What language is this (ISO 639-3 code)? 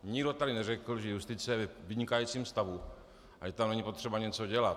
ces